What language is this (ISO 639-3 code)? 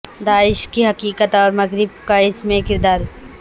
urd